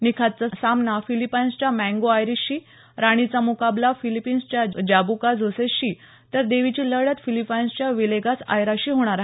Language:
Marathi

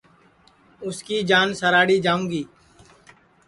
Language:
Sansi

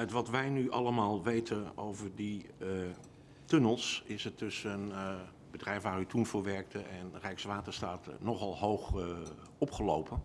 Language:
Dutch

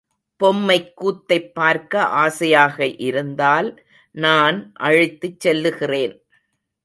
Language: Tamil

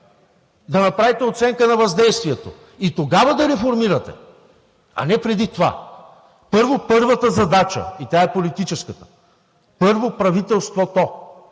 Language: Bulgarian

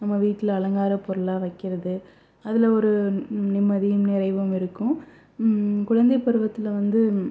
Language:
Tamil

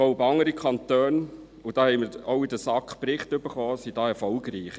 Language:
Swiss German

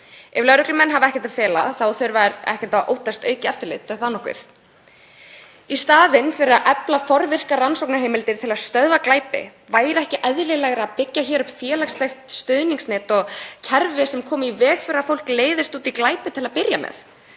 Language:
Icelandic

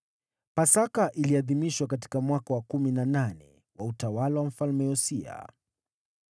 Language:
Swahili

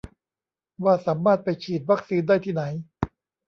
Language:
Thai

